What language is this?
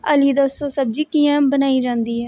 Dogri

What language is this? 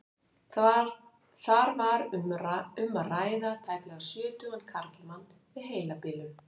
Icelandic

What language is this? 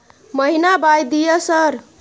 Maithili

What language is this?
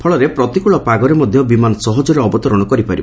Odia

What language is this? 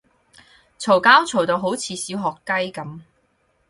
Cantonese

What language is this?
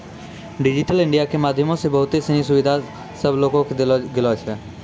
Maithili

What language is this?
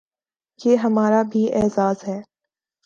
Urdu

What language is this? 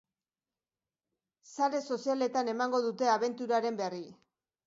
Basque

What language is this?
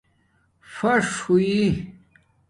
Domaaki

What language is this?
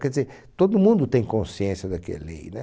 Portuguese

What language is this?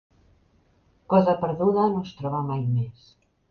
Catalan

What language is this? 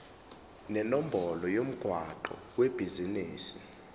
Zulu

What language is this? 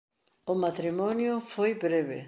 Galician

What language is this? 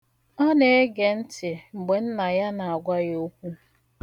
Igbo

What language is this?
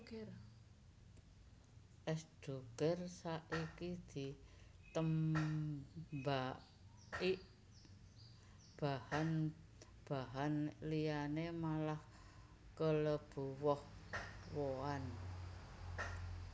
Javanese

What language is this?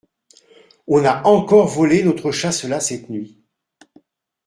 French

